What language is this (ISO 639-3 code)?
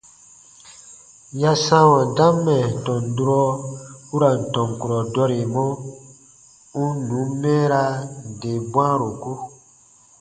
bba